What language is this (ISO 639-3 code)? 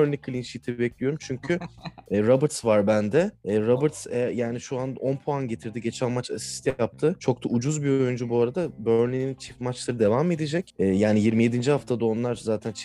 tur